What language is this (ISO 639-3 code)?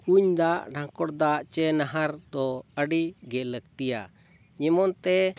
sat